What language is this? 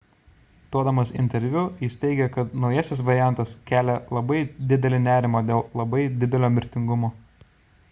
Lithuanian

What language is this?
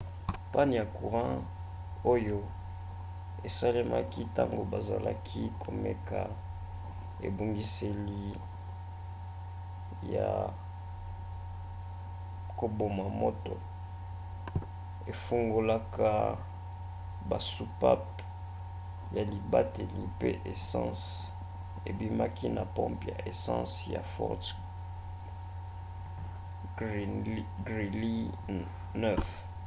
Lingala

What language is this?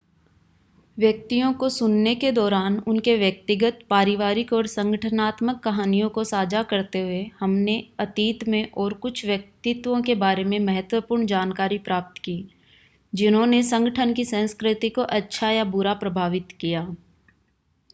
Hindi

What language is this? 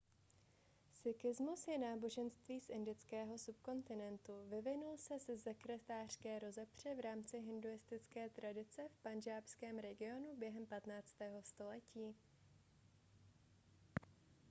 Czech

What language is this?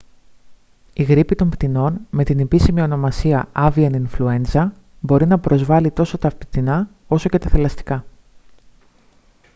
Greek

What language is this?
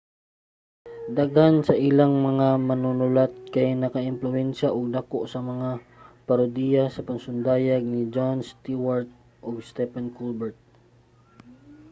Cebuano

